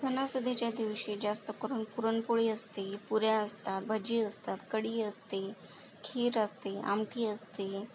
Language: Marathi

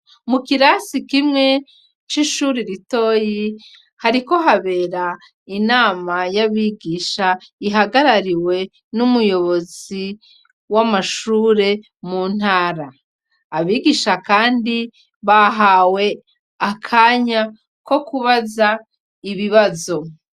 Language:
Rundi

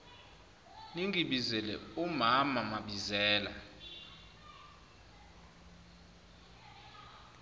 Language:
Zulu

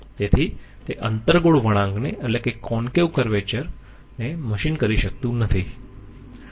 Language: Gujarati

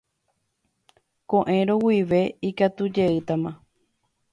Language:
Guarani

